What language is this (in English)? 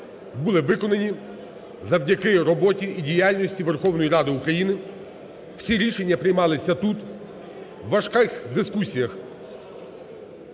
Ukrainian